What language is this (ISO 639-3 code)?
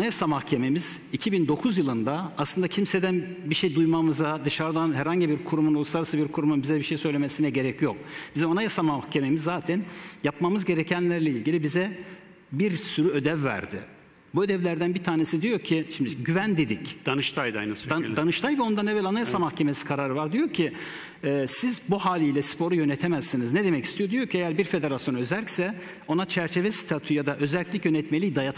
tur